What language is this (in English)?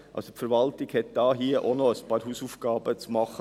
Swiss German